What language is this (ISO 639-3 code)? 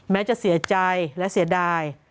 tha